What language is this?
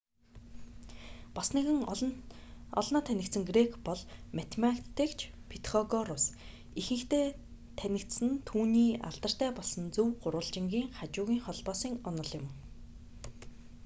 Mongolian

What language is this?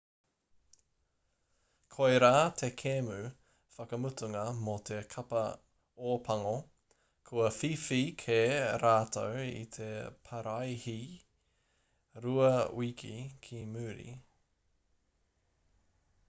Māori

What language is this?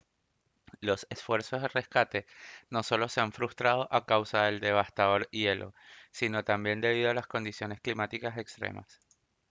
Spanish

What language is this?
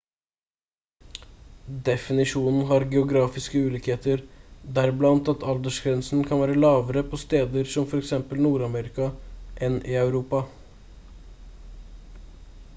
Norwegian Bokmål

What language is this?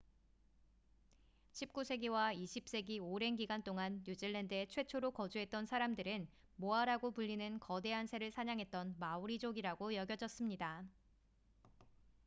Korean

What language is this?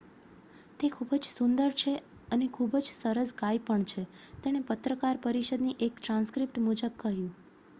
Gujarati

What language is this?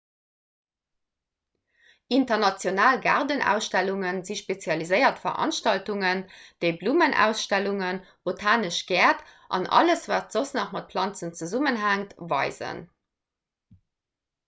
Luxembourgish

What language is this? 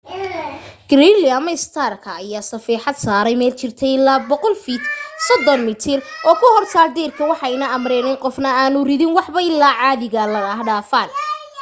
Somali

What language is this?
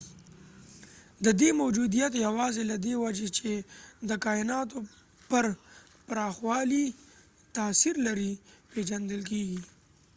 Pashto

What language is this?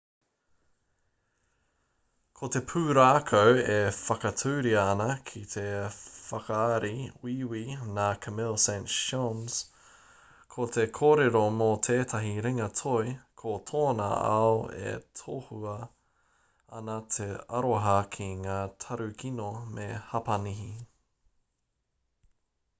Māori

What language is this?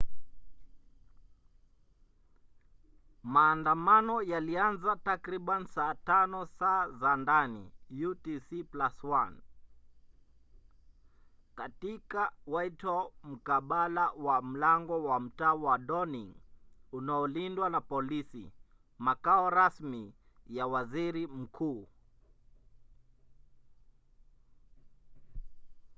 Swahili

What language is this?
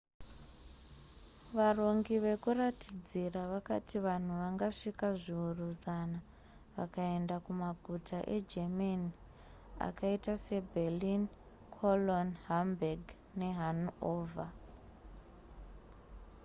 Shona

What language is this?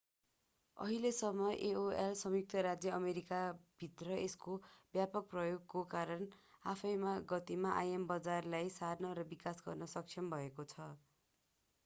Nepali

